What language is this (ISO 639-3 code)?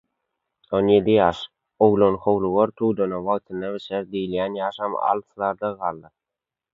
tuk